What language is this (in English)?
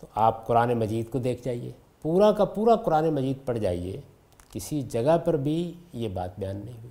Urdu